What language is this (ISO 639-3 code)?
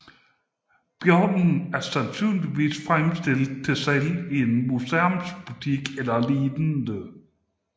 dan